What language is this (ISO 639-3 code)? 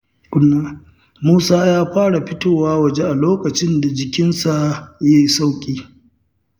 hau